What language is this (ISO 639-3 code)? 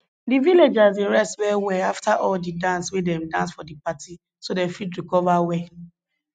pcm